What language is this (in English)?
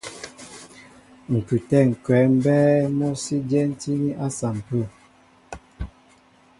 Mbo (Cameroon)